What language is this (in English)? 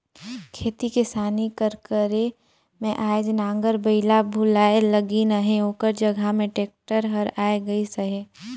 Chhattisgarhi